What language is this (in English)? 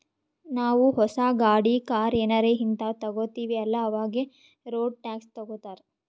Kannada